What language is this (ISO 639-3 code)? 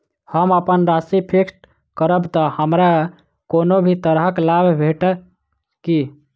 mai